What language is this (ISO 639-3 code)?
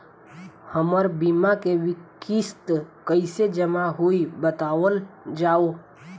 bho